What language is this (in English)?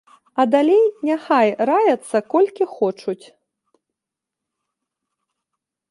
Belarusian